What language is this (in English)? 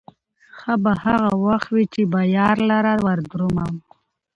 Pashto